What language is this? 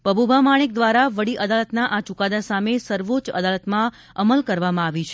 Gujarati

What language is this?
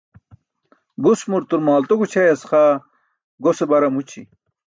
Burushaski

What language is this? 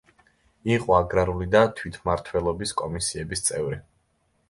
Georgian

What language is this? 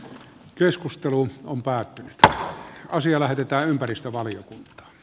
Finnish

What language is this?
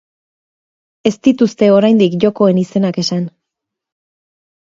Basque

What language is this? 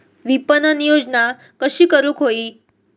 Marathi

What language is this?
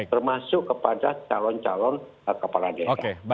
Indonesian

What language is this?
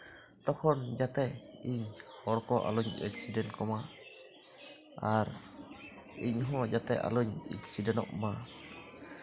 Santali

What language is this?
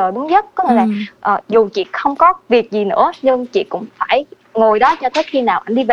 Vietnamese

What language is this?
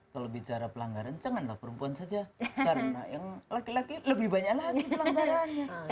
Indonesian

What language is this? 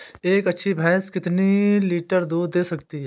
Hindi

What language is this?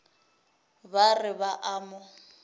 Northern Sotho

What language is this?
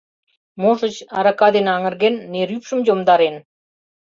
Mari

